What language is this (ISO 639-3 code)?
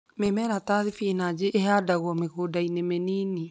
kik